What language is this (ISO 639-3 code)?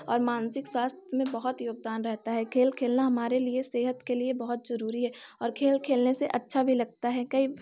hin